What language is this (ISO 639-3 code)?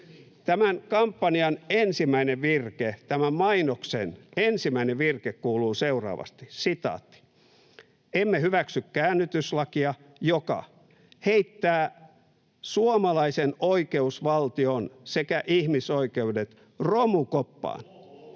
fin